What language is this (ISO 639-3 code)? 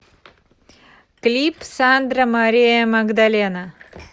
rus